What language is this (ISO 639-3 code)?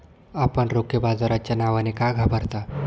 mar